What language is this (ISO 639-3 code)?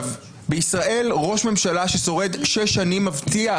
heb